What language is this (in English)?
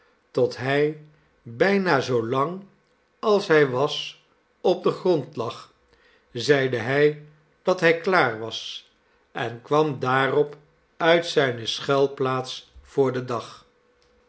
Dutch